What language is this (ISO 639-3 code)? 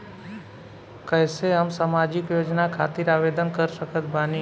bho